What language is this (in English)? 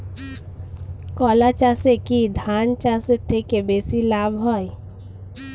Bangla